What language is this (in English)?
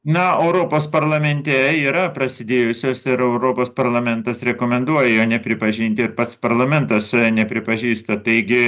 Lithuanian